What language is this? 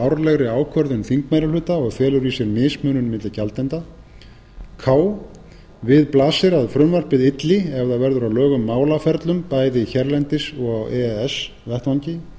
Icelandic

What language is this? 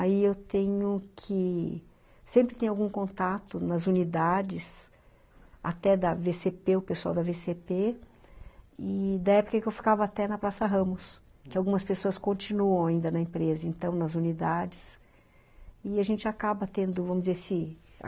Portuguese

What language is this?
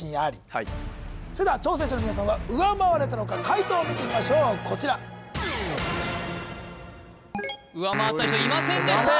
Japanese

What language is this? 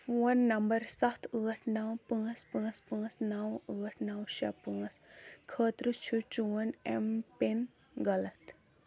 Kashmiri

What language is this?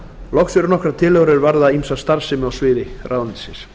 Icelandic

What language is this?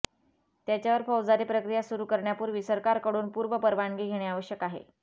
Marathi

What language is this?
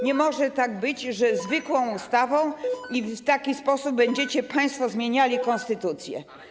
Polish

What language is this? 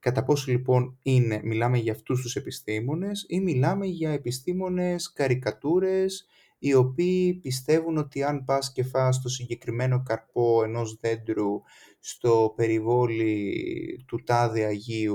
Greek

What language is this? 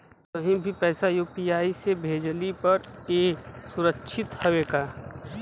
Bhojpuri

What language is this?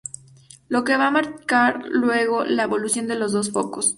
Spanish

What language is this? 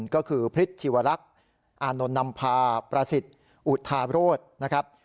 Thai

